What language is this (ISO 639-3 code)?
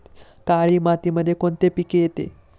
mar